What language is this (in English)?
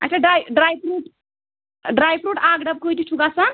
Kashmiri